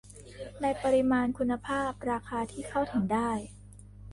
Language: Thai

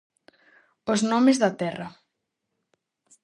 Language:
Galician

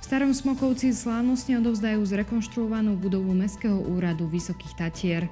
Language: Slovak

